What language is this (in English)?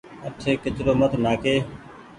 Goaria